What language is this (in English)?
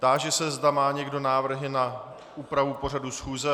Czech